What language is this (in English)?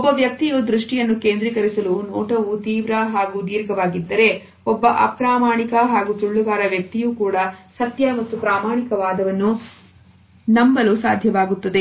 Kannada